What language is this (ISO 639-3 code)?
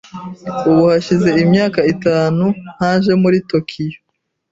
kin